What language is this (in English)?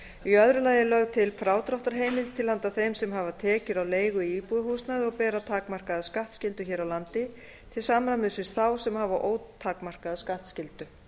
Icelandic